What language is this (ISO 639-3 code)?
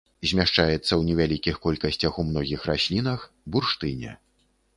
bel